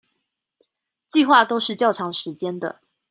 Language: Chinese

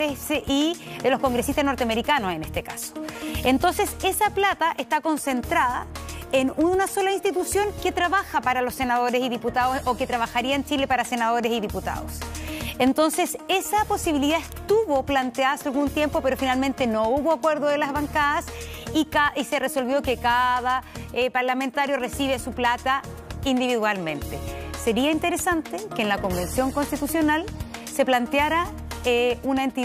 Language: Spanish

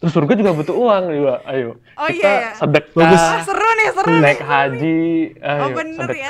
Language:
Indonesian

